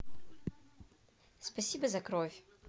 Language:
Russian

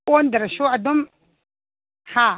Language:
Manipuri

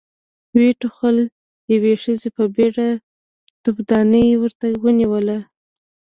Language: Pashto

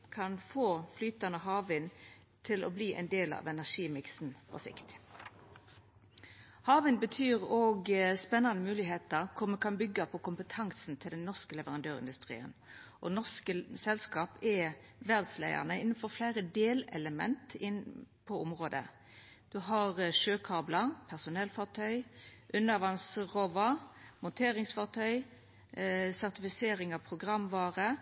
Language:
Norwegian Nynorsk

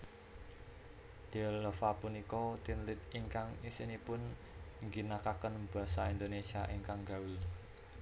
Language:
Javanese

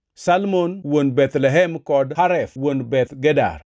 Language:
Luo (Kenya and Tanzania)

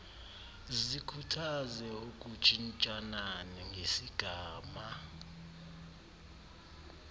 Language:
Xhosa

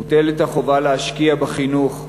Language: Hebrew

